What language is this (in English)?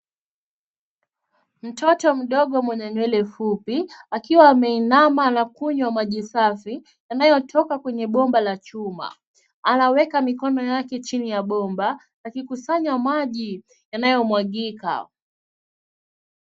Swahili